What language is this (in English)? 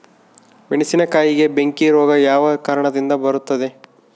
Kannada